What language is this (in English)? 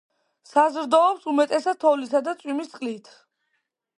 Georgian